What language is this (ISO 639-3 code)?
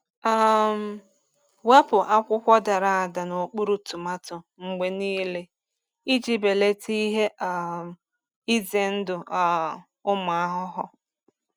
ibo